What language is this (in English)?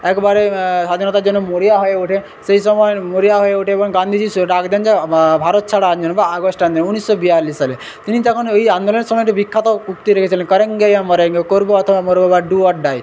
Bangla